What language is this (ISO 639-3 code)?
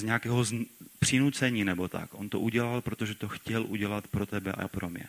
ces